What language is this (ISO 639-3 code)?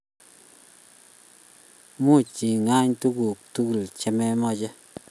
kln